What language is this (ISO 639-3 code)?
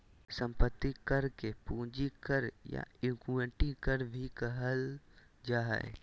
mag